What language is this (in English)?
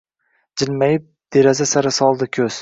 Uzbek